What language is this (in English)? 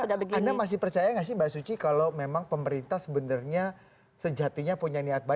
Indonesian